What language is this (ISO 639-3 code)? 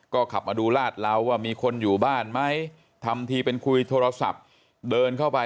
tha